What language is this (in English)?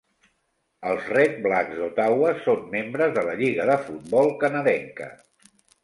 Catalan